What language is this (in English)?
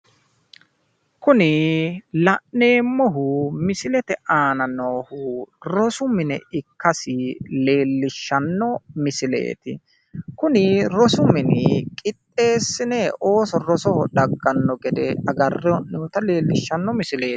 Sidamo